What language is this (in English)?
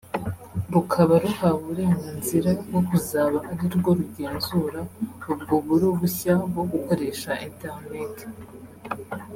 Kinyarwanda